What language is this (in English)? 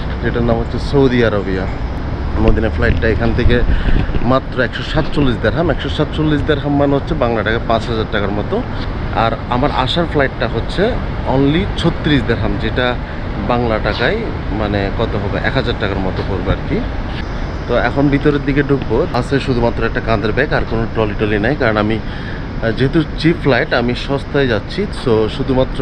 Bangla